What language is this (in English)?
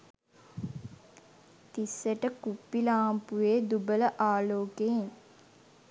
Sinhala